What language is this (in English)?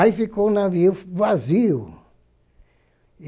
Portuguese